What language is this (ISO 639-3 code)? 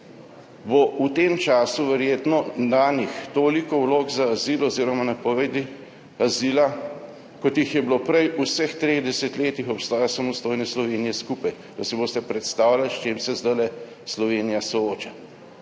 slv